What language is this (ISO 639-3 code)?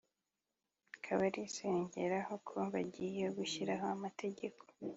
kin